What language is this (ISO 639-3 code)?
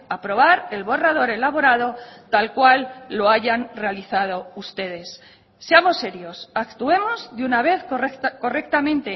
spa